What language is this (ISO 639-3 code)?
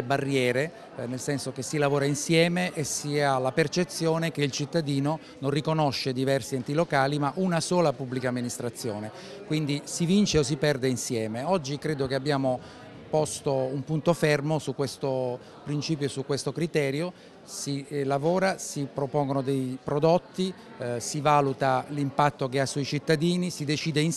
ita